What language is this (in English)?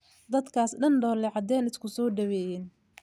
Somali